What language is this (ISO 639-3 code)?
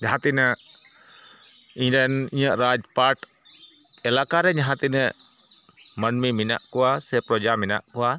sat